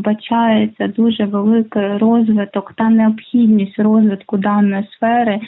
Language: Ukrainian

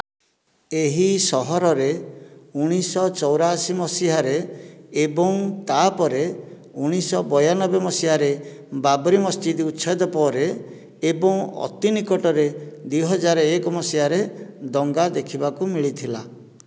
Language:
Odia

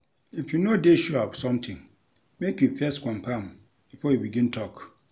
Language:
Nigerian Pidgin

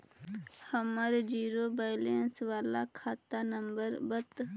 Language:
Magahi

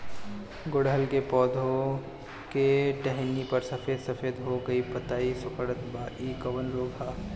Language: Bhojpuri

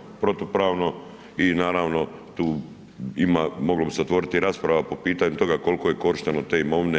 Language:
Croatian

